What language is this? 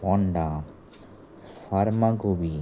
Konkani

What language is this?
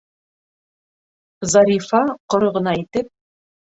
Bashkir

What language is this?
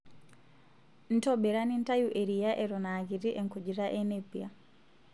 Masai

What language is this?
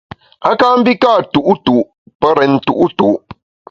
Bamun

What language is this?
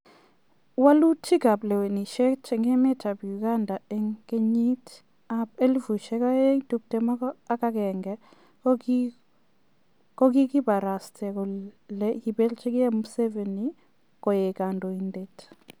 Kalenjin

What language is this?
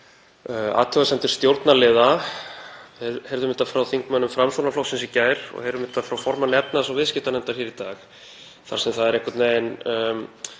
Icelandic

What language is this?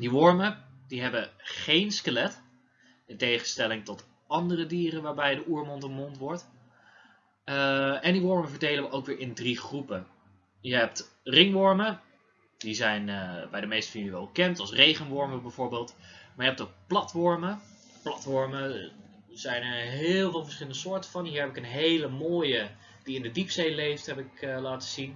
Dutch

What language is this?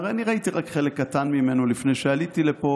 Hebrew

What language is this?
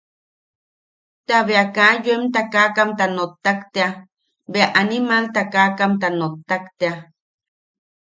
Yaqui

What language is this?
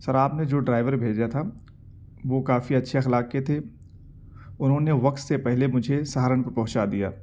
Urdu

